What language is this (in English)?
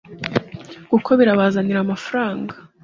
Kinyarwanda